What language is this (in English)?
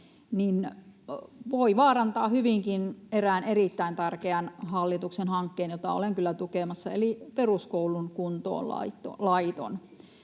Finnish